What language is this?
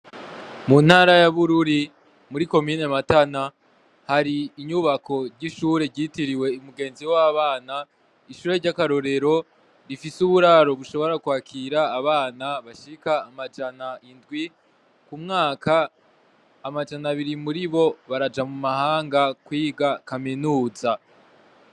Rundi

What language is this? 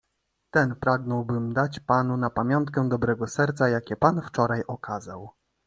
Polish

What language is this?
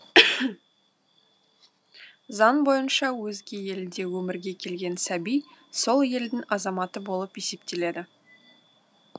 Kazakh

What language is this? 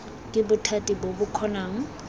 Tswana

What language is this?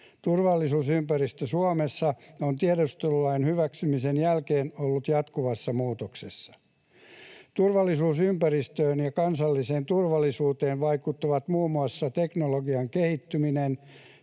Finnish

